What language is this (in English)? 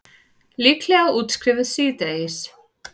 Icelandic